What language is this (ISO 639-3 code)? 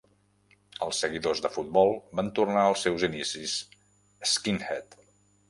cat